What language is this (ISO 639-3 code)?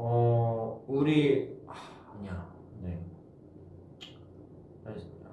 kor